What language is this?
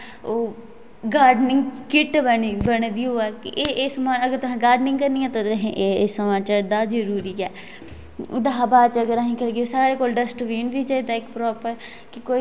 Dogri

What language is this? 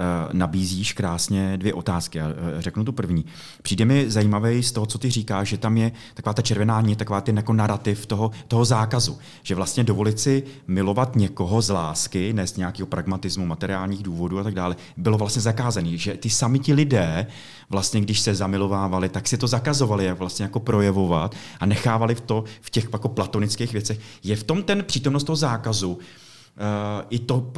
Czech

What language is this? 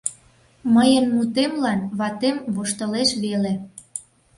Mari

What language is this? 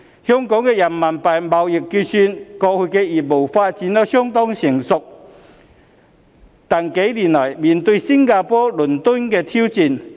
Cantonese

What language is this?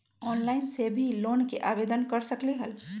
Magahi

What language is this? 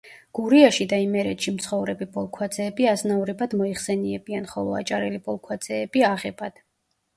Georgian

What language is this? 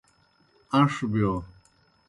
Kohistani Shina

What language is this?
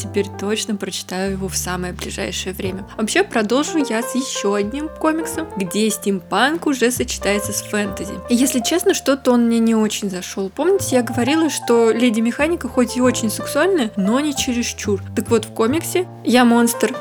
Russian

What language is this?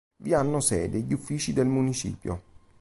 Italian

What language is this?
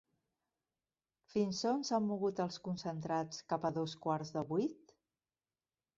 Catalan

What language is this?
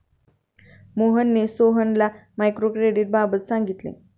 Marathi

